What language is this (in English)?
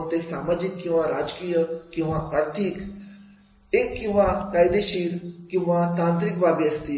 Marathi